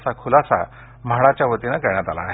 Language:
Marathi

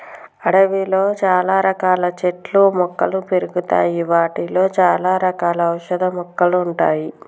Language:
Telugu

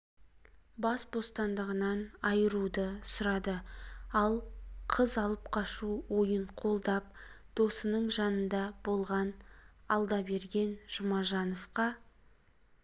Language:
Kazakh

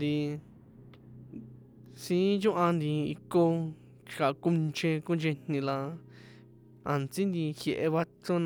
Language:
San Juan Atzingo Popoloca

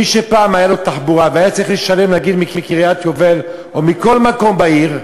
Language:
Hebrew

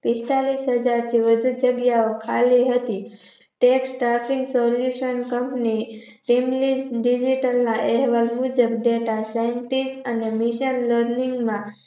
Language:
Gujarati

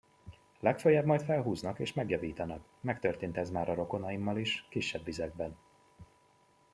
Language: Hungarian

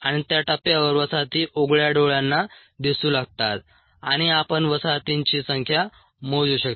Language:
Marathi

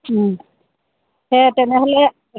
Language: Assamese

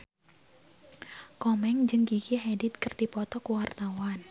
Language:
Sundanese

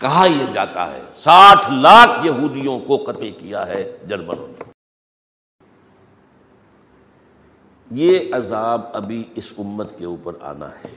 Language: Urdu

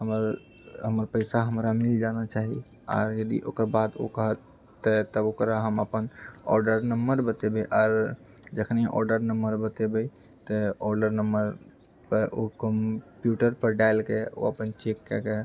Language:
Maithili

